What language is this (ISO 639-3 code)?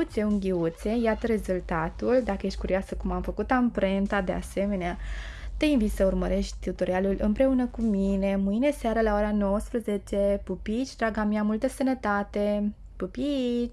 ron